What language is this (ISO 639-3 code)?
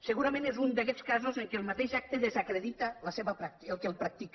cat